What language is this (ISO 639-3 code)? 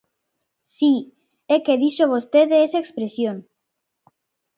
glg